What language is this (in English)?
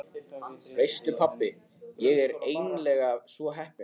Icelandic